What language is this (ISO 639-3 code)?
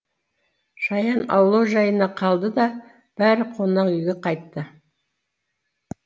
kaz